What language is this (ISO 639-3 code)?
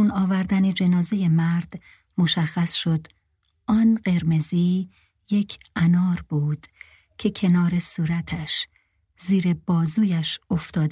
fas